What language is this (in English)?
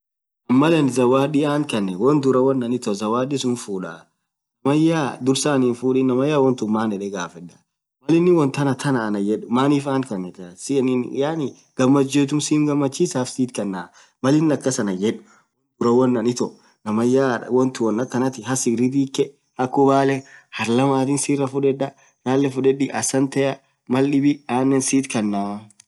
Orma